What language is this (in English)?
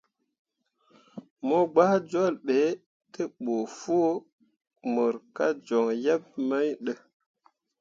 Mundang